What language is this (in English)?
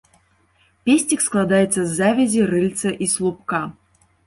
Belarusian